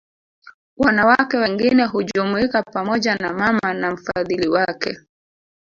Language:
Swahili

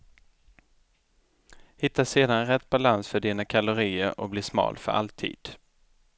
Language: Swedish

